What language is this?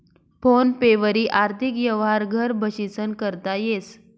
Marathi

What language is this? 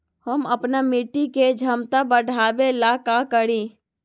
Magahi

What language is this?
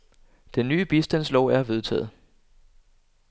Danish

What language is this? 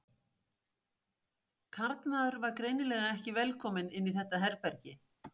Icelandic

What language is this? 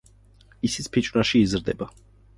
Georgian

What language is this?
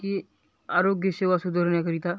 Marathi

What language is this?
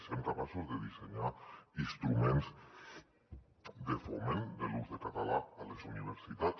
Catalan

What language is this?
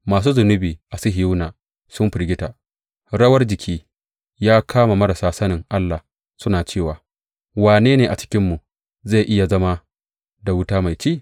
Hausa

